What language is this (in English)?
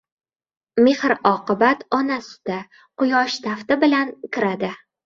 Uzbek